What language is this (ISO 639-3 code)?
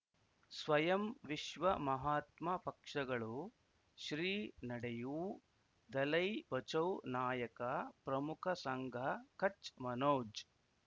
kan